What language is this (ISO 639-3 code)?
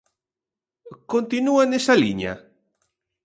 glg